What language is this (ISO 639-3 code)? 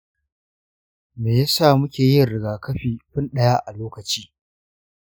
hau